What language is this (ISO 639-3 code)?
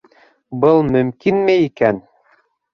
bak